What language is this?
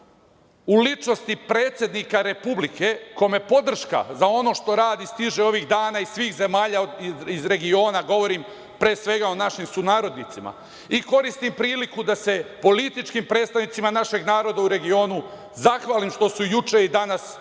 Serbian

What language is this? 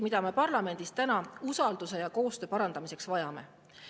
Estonian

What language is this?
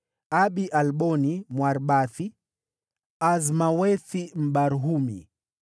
Swahili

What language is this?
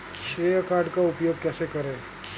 Hindi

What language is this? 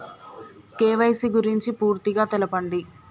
Telugu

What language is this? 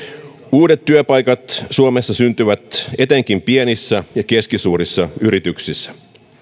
Finnish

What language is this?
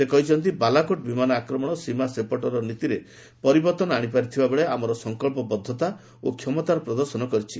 Odia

